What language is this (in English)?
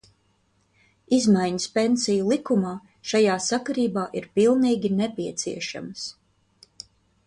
Latvian